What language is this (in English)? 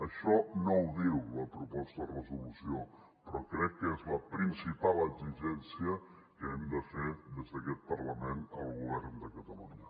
Catalan